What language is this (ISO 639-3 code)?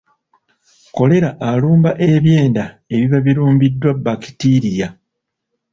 lug